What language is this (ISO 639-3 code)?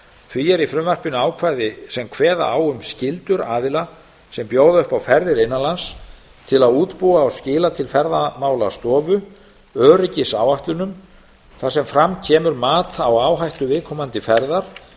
isl